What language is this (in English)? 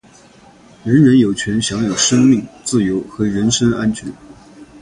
Chinese